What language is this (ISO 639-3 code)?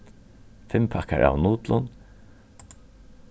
fao